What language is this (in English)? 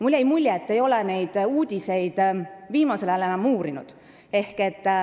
Estonian